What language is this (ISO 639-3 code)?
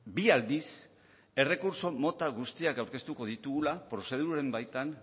eus